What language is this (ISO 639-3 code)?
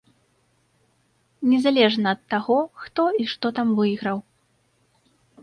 bel